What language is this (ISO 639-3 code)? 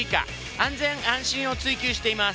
jpn